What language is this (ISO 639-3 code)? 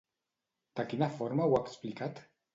cat